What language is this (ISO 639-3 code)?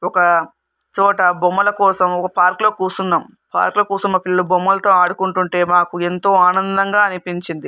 tel